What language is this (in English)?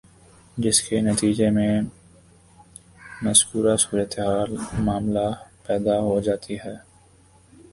Urdu